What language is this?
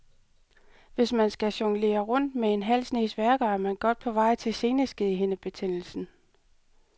Danish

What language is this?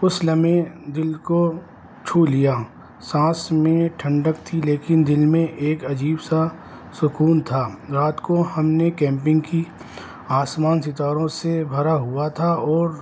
Urdu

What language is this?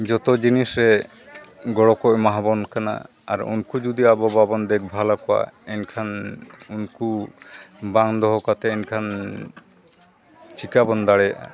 Santali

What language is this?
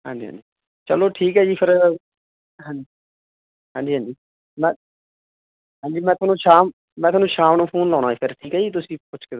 Punjabi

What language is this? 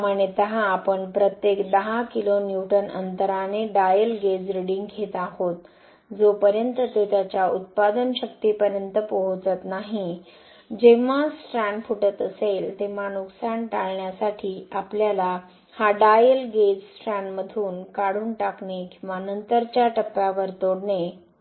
Marathi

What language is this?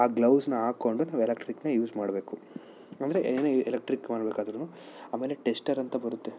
Kannada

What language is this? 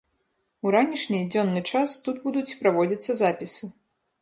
Belarusian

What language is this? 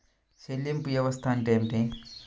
Telugu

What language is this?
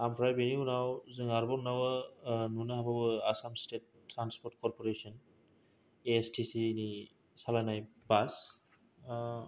Bodo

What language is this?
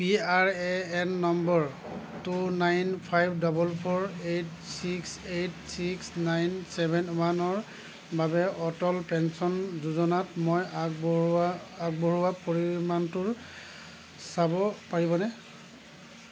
Assamese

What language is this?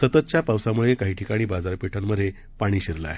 Marathi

